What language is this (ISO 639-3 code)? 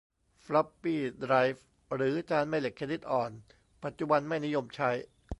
tha